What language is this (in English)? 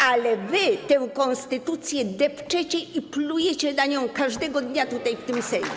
Polish